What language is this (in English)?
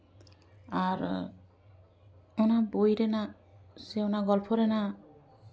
Santali